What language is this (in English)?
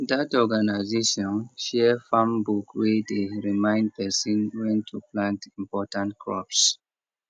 Nigerian Pidgin